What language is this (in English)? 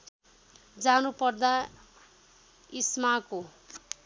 Nepali